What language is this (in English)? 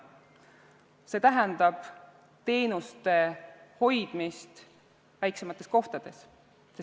Estonian